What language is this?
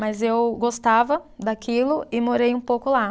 Portuguese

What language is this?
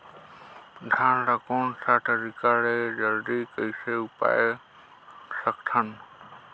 Chhattisgarhi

